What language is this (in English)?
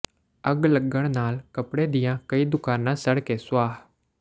Punjabi